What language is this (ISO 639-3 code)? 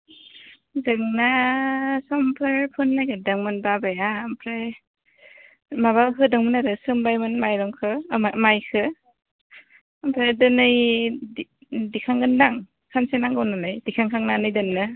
brx